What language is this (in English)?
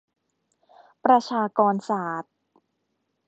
Thai